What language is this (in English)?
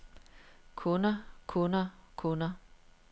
Danish